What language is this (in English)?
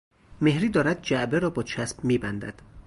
Persian